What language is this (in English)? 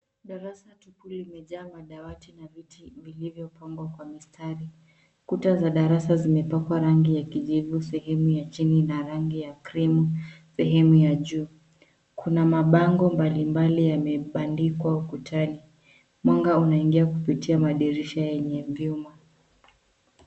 Swahili